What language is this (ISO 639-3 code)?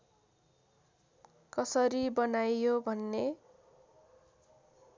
nep